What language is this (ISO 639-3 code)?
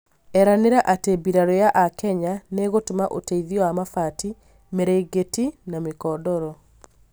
kik